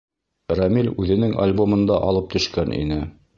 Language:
Bashkir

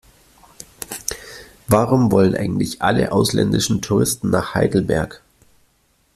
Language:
German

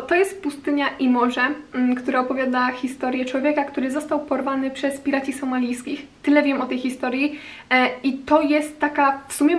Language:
Polish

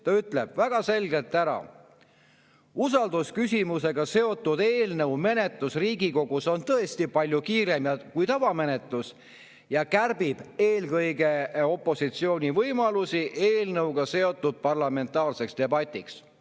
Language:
Estonian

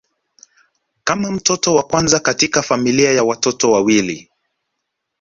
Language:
Swahili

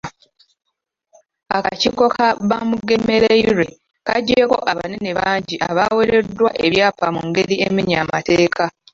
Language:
Ganda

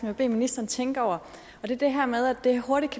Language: Danish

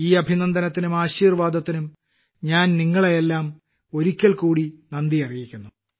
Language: Malayalam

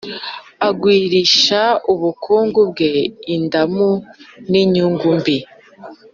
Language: Kinyarwanda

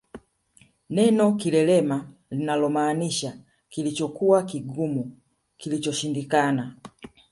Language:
Swahili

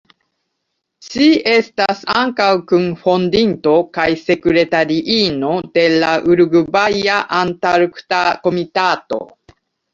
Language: Esperanto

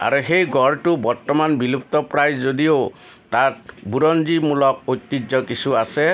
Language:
Assamese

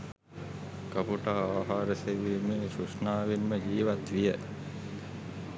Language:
Sinhala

